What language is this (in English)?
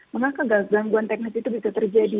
Indonesian